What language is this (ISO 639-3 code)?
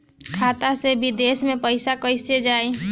bho